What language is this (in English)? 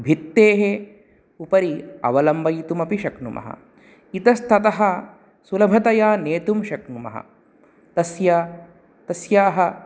Sanskrit